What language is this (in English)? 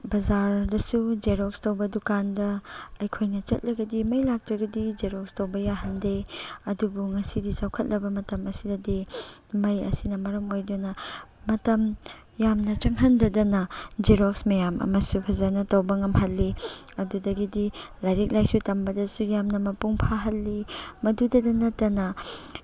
Manipuri